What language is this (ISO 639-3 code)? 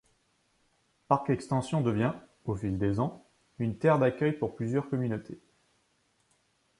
fra